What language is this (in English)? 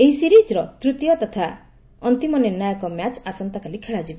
Odia